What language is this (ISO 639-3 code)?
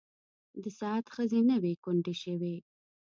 pus